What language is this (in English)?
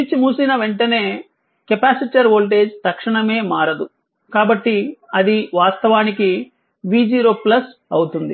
Telugu